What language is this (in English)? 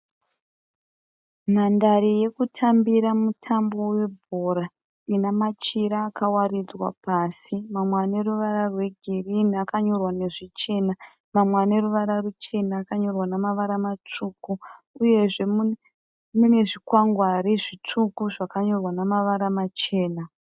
Shona